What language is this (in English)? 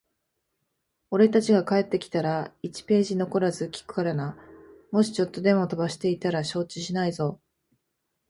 Japanese